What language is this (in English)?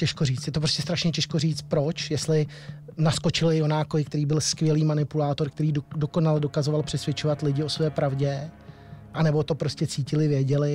Czech